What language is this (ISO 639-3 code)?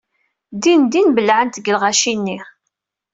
kab